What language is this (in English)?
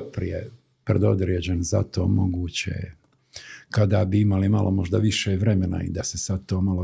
Croatian